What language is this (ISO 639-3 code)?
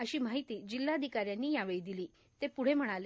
mar